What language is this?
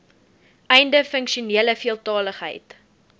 Afrikaans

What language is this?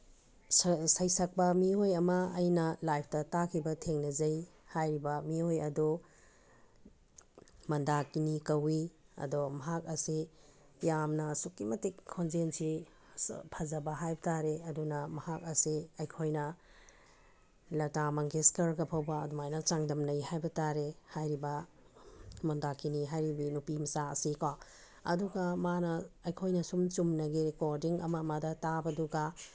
Manipuri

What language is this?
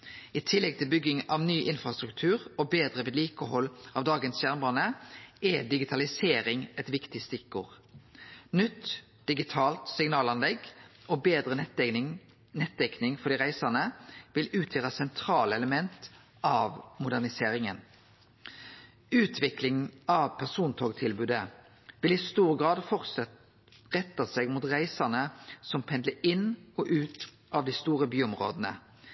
Norwegian Nynorsk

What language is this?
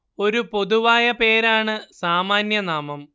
Malayalam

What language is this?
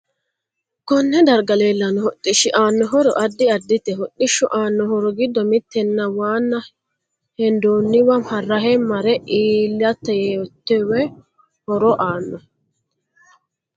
Sidamo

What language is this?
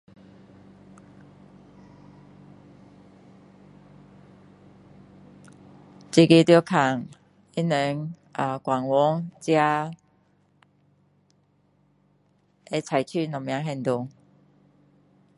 Min Dong Chinese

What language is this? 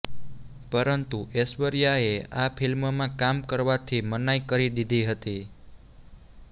Gujarati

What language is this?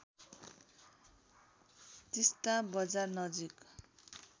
Nepali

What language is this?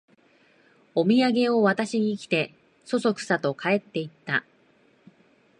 Japanese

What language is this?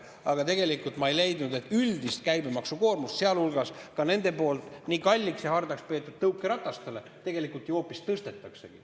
Estonian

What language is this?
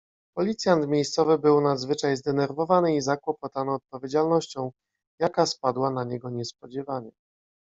Polish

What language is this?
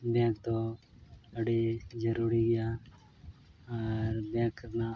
Santali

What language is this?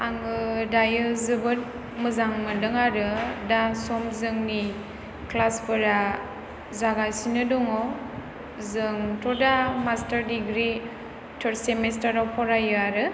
Bodo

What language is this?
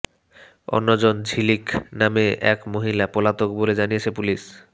Bangla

